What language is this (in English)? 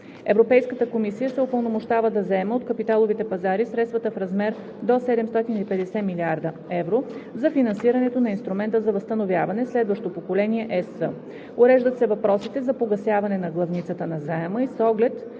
Bulgarian